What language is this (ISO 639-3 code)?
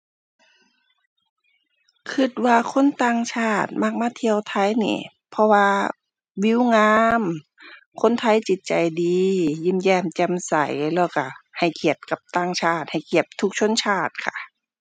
tha